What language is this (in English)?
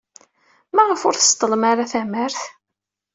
Kabyle